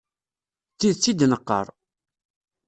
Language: Kabyle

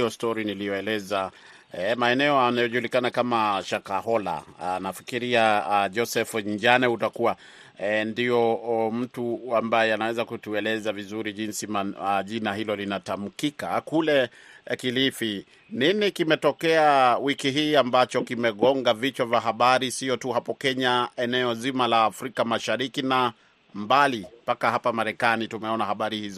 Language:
Swahili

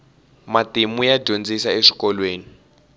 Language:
Tsonga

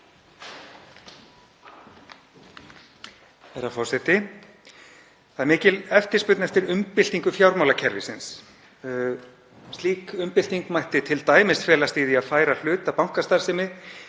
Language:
Icelandic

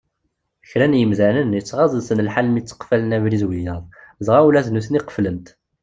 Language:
Kabyle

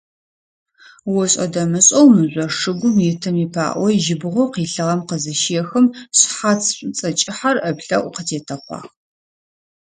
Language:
Adyghe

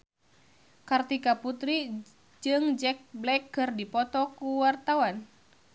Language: Sundanese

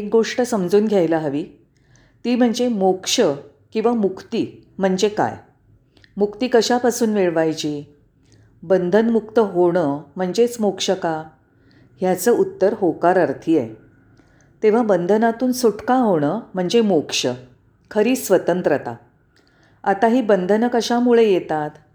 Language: Marathi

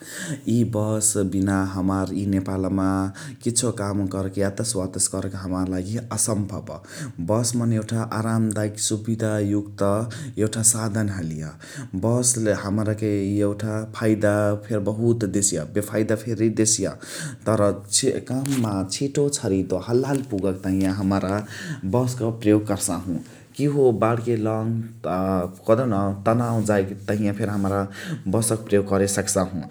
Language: Chitwania Tharu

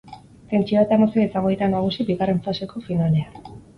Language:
Basque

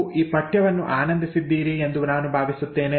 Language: Kannada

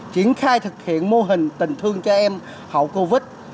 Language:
Vietnamese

